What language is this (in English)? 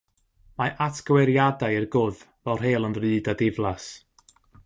Welsh